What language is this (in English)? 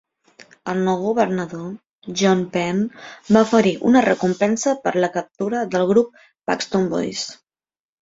Catalan